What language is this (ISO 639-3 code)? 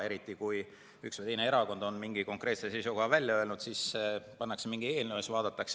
est